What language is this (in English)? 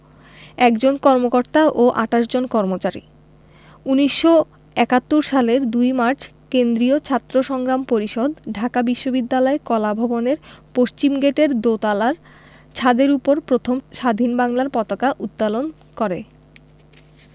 Bangla